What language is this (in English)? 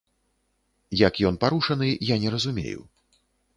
Belarusian